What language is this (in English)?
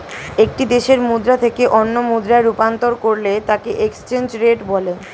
Bangla